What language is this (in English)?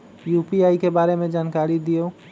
Magahi